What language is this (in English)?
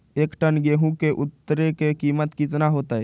Magahi